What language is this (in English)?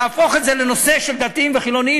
Hebrew